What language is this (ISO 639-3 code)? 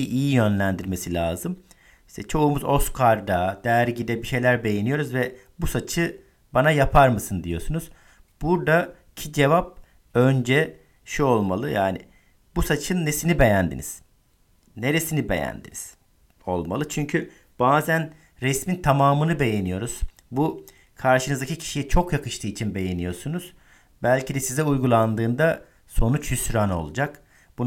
tur